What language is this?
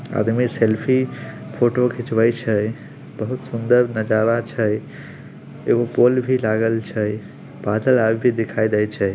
Magahi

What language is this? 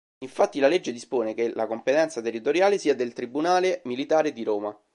Italian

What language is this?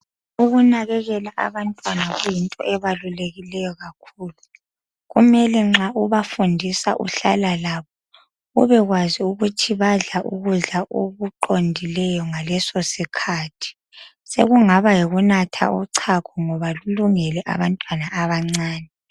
North Ndebele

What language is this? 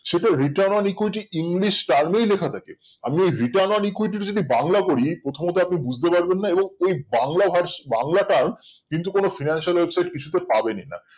Bangla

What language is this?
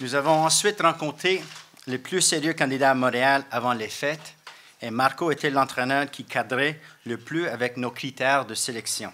French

